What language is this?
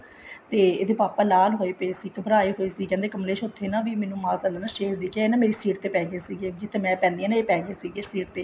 Punjabi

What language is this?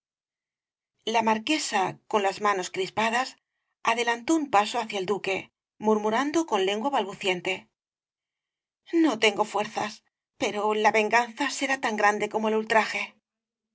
Spanish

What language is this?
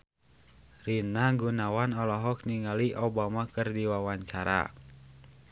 Sundanese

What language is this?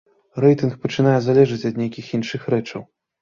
Belarusian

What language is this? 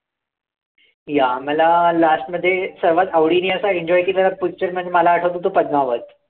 Marathi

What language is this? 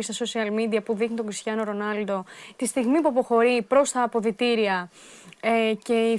Greek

